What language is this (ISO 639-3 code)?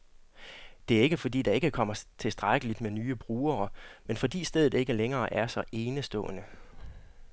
dan